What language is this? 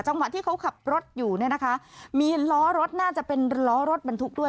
Thai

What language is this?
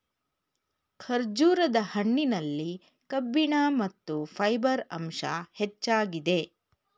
Kannada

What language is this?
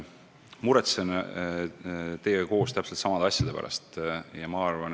Estonian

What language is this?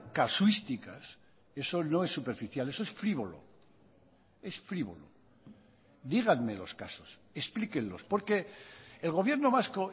Spanish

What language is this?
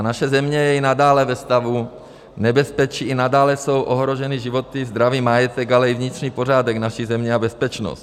Czech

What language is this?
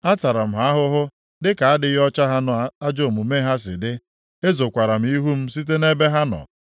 Igbo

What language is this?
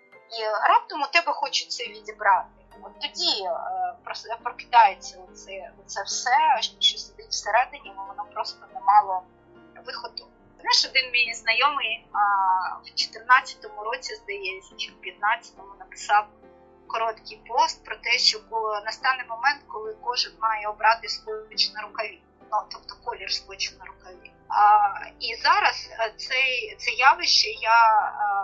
Ukrainian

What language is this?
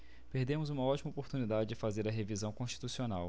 Portuguese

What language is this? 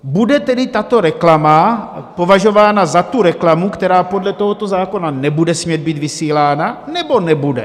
Czech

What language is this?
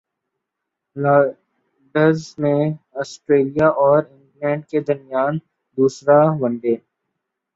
Urdu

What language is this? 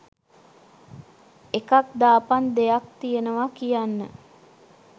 Sinhala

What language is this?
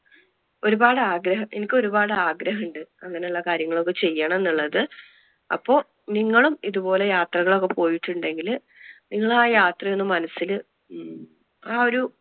Malayalam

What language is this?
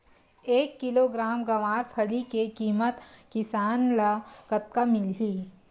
Chhattisgarhi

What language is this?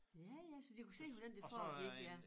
Danish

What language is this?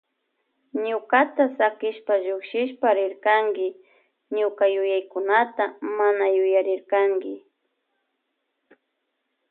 Loja Highland Quichua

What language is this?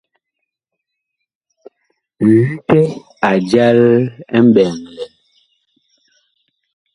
Bakoko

